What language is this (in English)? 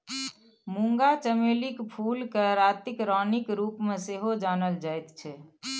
Maithili